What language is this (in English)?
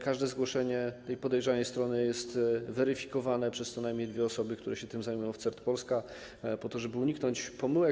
Polish